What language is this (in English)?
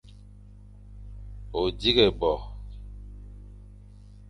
Fang